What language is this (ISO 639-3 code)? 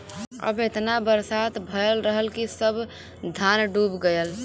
bho